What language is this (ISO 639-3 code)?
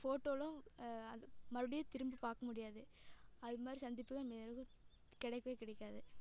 tam